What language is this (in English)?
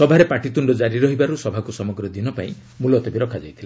Odia